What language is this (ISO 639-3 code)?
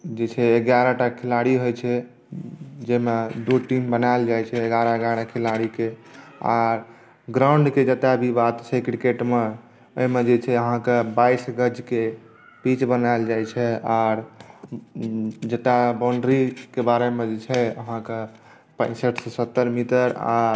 mai